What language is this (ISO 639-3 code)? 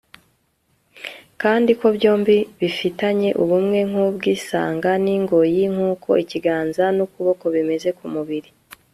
kin